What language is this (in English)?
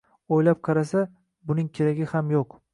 Uzbek